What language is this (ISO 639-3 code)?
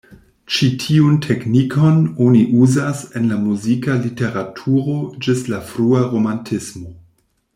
epo